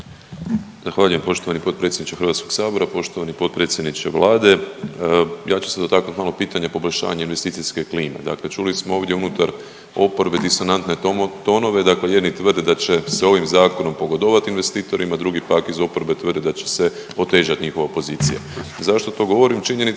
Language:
Croatian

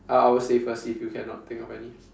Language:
English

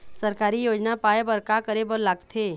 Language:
Chhattisgarhi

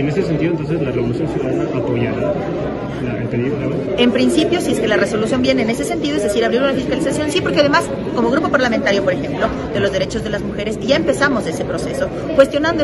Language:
Spanish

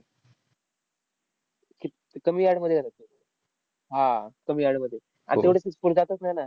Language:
Marathi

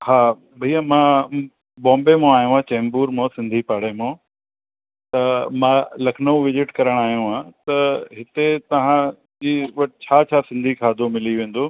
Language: Sindhi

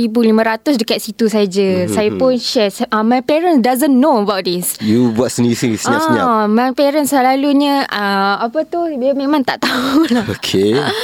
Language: Malay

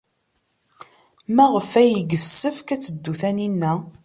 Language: Kabyle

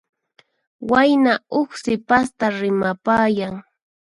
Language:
Puno Quechua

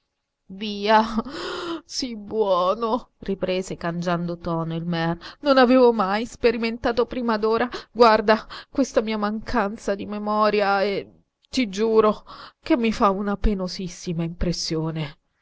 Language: Italian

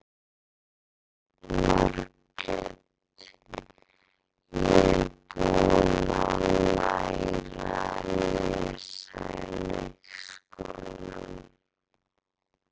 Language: Icelandic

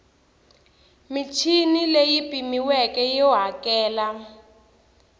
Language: Tsonga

